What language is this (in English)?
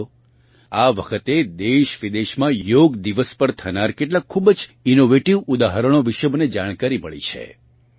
Gujarati